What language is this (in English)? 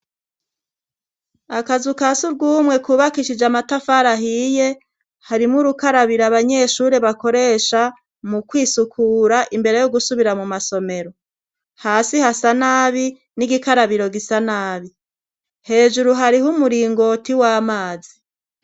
Rundi